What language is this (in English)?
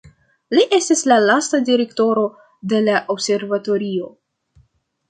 Esperanto